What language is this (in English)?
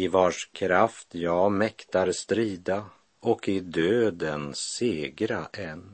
Swedish